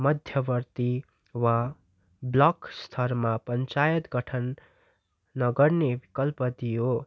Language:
Nepali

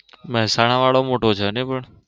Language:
Gujarati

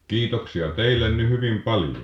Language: Finnish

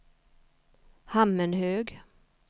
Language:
Swedish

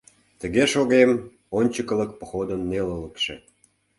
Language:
Mari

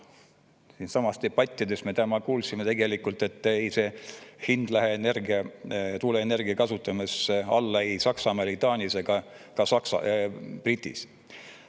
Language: Estonian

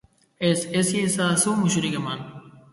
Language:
Basque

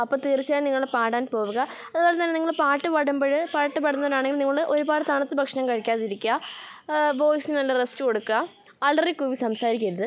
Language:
Malayalam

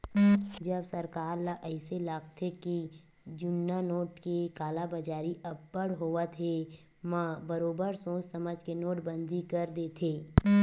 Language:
Chhattisgarhi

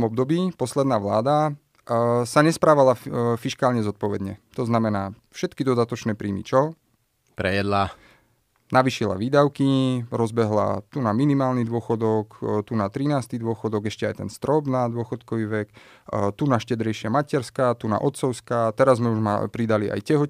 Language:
Slovak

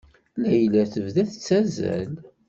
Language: Kabyle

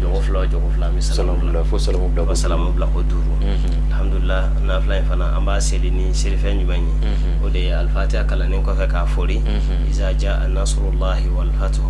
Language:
Indonesian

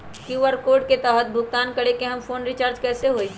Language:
Magahi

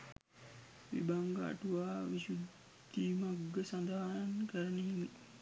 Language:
Sinhala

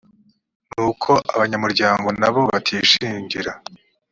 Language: Kinyarwanda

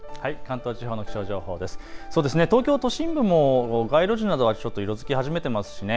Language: Japanese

